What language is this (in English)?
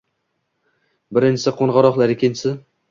Uzbek